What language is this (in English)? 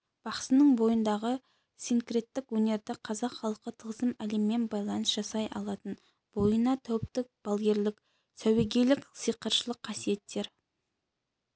Kazakh